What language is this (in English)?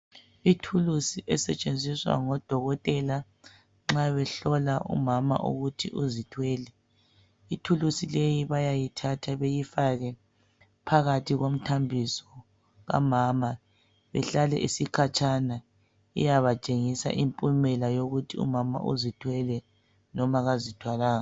North Ndebele